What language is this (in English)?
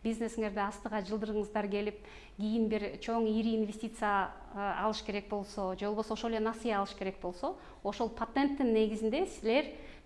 Turkish